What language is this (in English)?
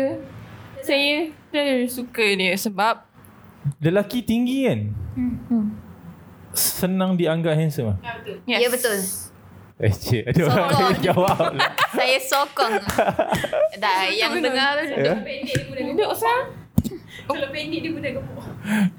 Malay